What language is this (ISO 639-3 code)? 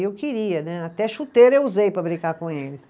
por